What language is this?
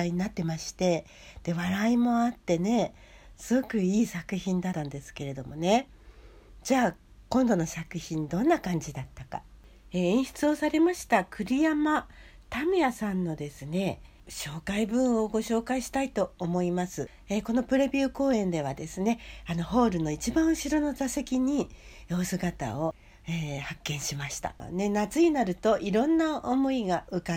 Japanese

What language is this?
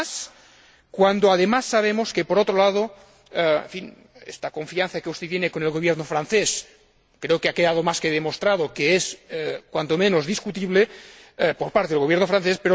Spanish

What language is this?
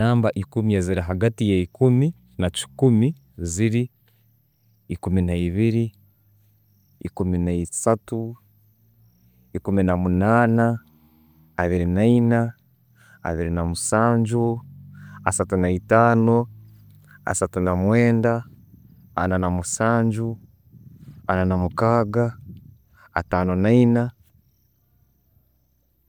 Tooro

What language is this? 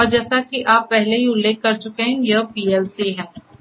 Hindi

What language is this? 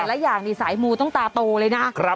Thai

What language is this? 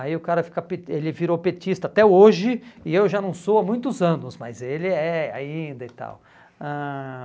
Portuguese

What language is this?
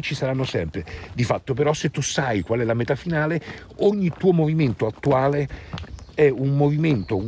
Italian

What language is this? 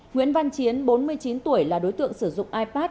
Vietnamese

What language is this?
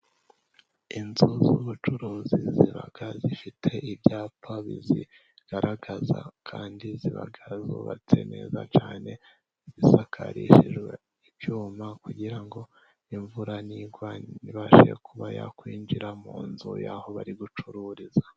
Kinyarwanda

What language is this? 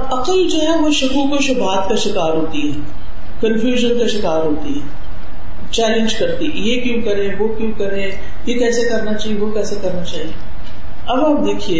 Urdu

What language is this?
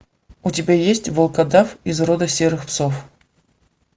Russian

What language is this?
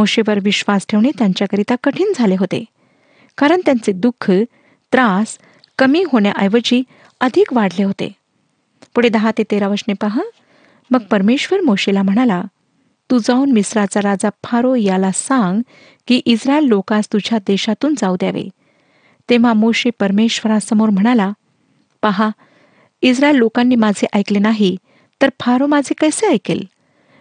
Marathi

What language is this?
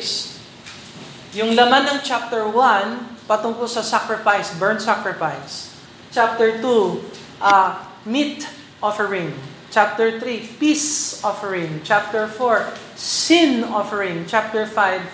Filipino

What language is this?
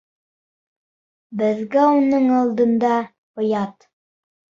Bashkir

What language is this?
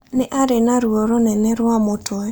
Kikuyu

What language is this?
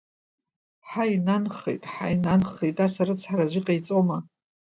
Abkhazian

